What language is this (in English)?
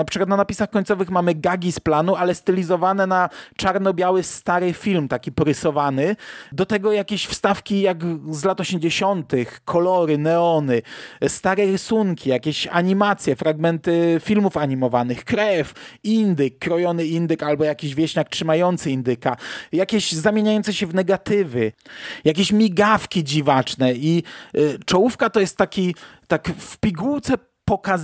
Polish